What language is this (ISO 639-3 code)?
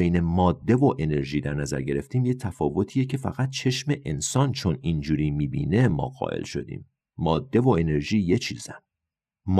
fas